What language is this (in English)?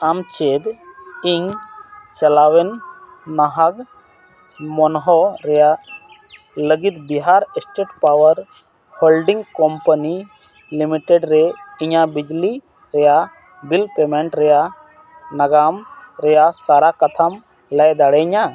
Santali